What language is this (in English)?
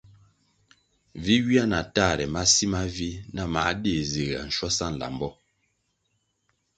Kwasio